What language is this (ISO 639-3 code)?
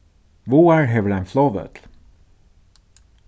fao